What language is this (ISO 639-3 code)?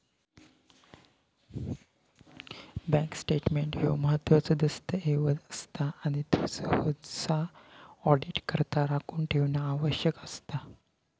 mar